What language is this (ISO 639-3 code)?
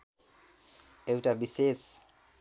nep